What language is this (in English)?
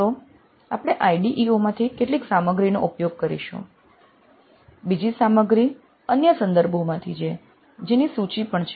Gujarati